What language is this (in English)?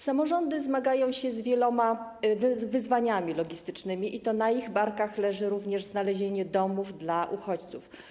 Polish